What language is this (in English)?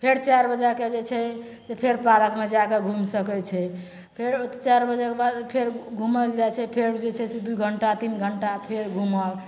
Maithili